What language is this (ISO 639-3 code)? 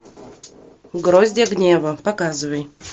rus